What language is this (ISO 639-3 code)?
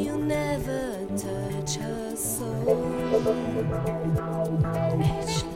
ces